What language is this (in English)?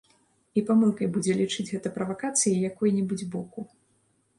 Belarusian